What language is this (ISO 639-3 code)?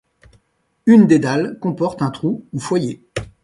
fra